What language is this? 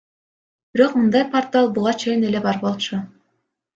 Kyrgyz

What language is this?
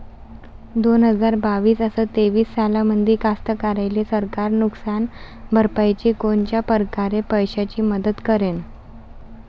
Marathi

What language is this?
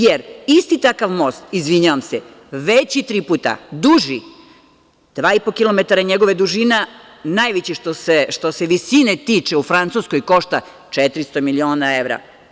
Serbian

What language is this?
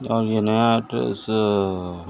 Urdu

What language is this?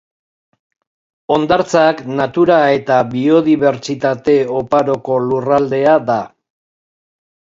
Basque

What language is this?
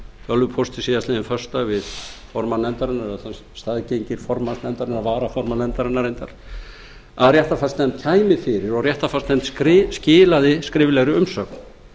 Icelandic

